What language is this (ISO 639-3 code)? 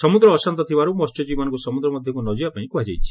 ori